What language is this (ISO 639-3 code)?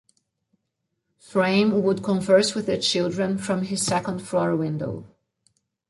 eng